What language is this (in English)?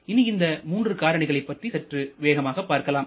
Tamil